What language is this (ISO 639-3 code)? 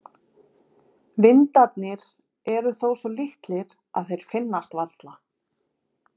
isl